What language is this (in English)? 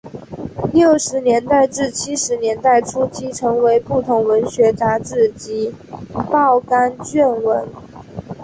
Chinese